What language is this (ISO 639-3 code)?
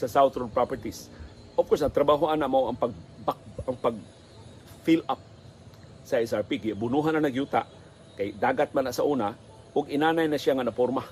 fil